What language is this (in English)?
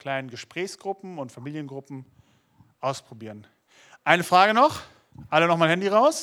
German